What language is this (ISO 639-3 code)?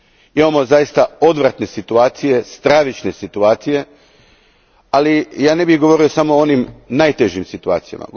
hrv